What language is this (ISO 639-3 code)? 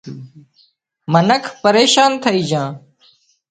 kxp